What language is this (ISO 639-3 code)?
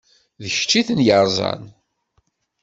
kab